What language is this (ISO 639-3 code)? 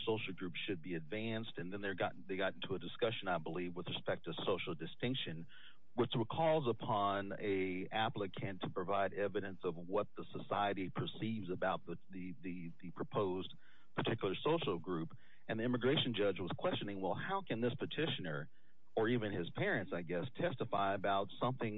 eng